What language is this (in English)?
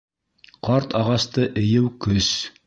Bashkir